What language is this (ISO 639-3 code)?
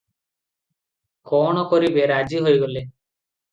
ori